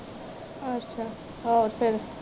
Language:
Punjabi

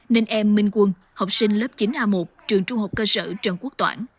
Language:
Vietnamese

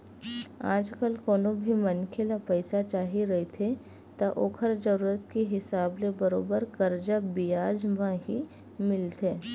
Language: Chhattisgarhi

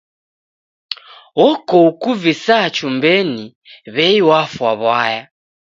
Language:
Taita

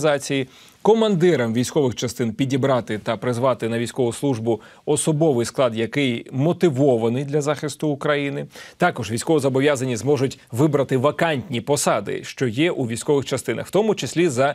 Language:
Ukrainian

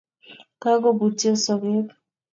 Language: Kalenjin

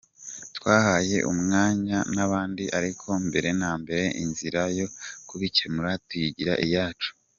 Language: Kinyarwanda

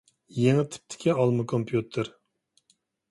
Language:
Uyghur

